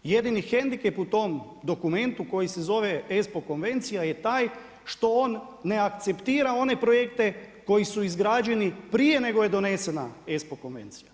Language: Croatian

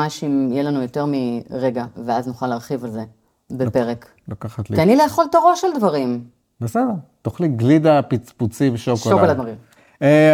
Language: Hebrew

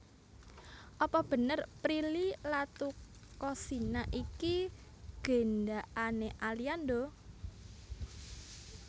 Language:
Javanese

